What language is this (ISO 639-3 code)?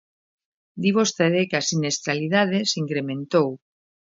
glg